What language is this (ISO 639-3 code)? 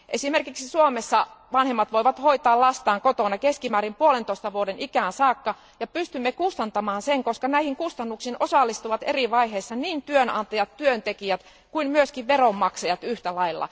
fin